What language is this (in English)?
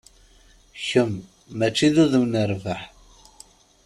Kabyle